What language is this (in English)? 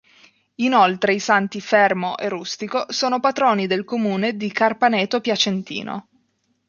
Italian